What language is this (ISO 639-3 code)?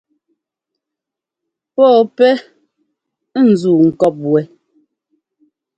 jgo